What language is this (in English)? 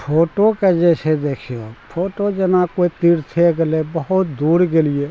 Maithili